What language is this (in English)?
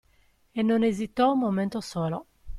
Italian